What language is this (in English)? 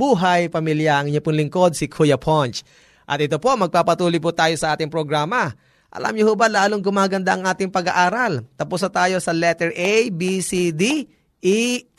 Filipino